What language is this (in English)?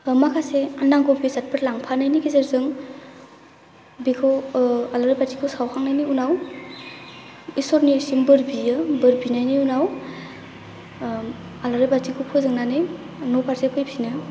Bodo